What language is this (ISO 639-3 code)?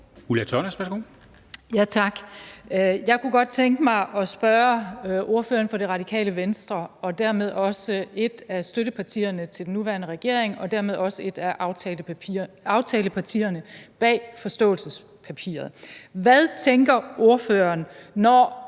dan